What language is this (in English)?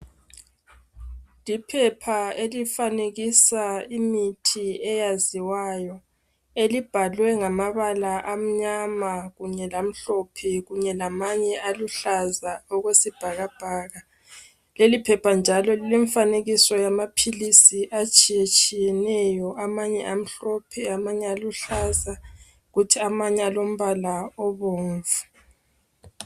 North Ndebele